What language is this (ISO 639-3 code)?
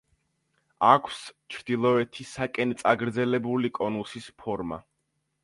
kat